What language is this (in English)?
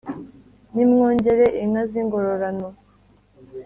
Kinyarwanda